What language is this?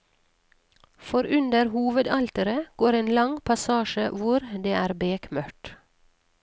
Norwegian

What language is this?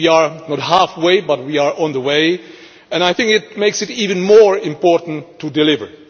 English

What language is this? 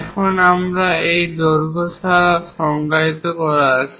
Bangla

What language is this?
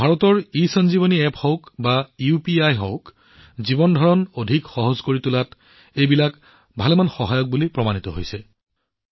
Assamese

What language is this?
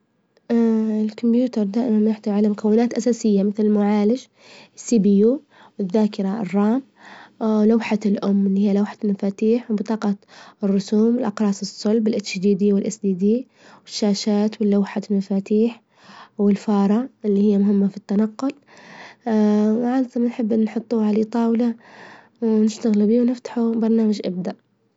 Libyan Arabic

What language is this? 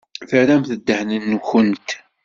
Kabyle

